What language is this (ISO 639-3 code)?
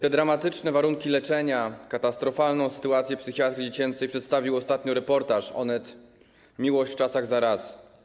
pol